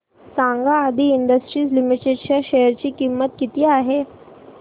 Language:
Marathi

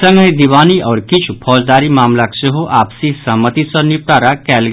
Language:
Maithili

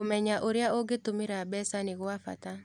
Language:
Kikuyu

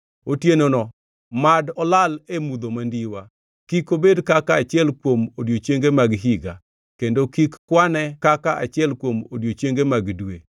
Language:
Luo (Kenya and Tanzania)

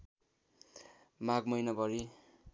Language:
Nepali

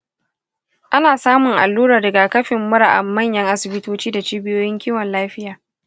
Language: Hausa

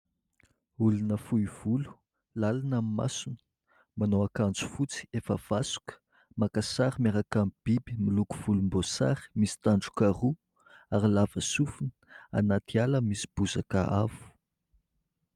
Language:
Malagasy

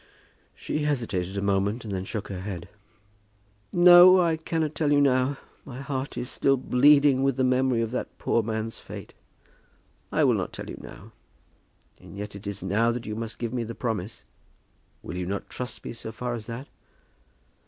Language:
English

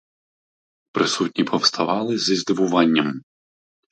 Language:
Ukrainian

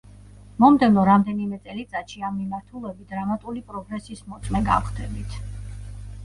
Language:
Georgian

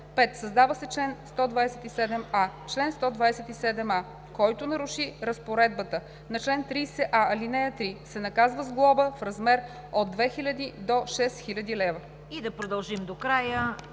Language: Bulgarian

